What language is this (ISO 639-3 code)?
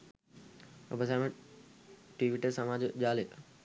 sin